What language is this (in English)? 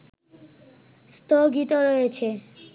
Bangla